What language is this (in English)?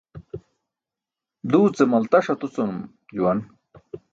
Burushaski